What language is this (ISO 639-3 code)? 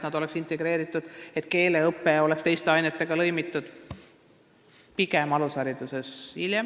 est